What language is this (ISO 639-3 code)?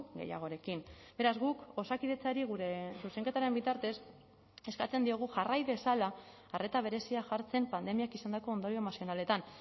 eus